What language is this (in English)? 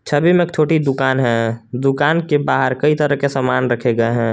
Hindi